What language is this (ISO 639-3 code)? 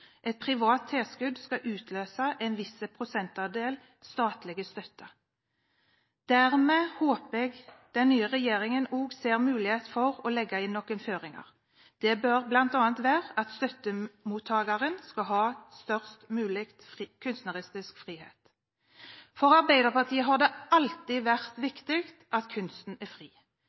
nob